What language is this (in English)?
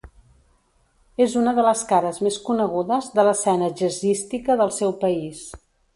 Catalan